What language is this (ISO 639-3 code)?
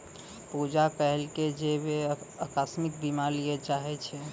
mai